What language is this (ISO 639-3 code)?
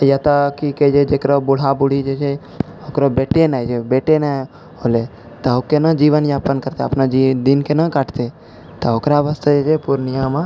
mai